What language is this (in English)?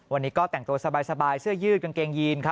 Thai